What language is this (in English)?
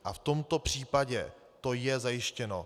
Czech